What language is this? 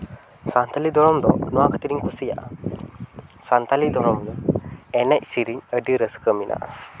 Santali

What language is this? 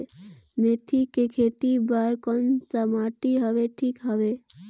Chhattisgarhi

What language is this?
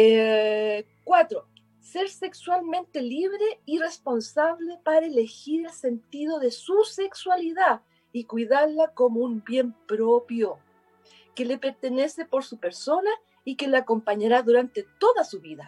Spanish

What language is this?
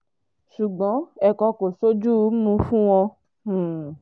Yoruba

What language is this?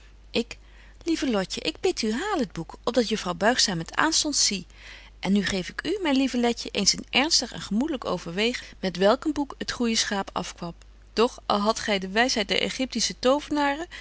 Dutch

